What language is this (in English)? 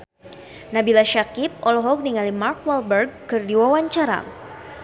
Sundanese